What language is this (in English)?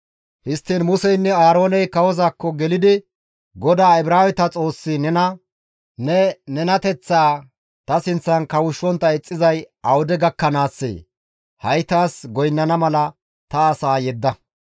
Gamo